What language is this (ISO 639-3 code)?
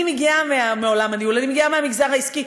heb